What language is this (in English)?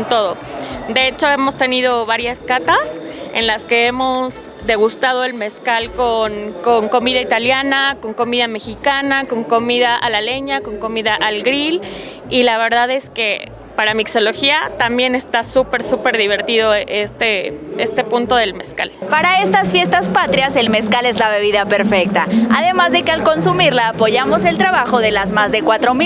Spanish